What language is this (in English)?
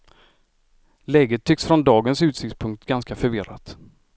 Swedish